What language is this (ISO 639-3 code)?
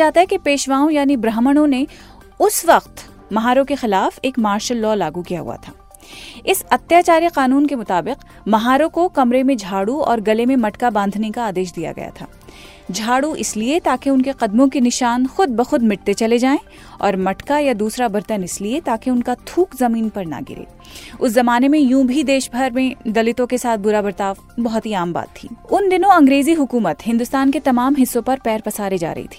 hin